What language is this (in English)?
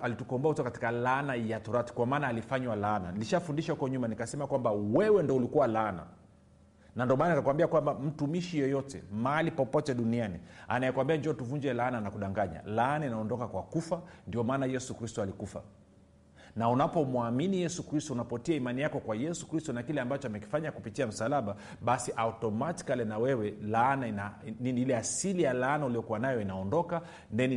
Swahili